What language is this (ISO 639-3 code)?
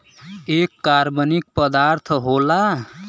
bho